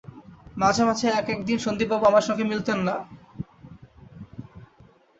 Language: Bangla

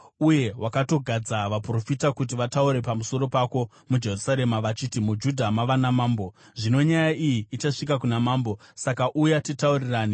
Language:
Shona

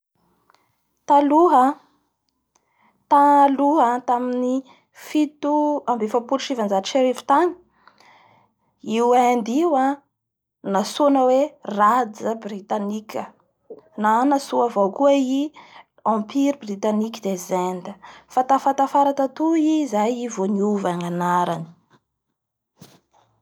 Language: Bara Malagasy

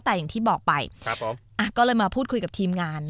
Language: Thai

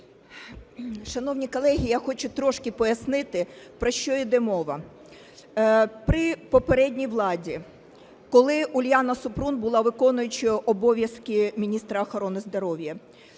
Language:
Ukrainian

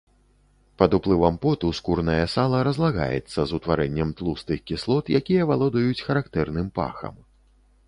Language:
Belarusian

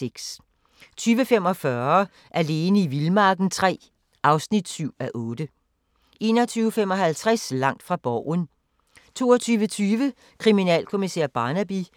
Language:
Danish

